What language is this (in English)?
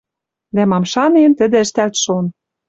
Western Mari